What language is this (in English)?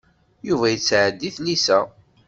Kabyle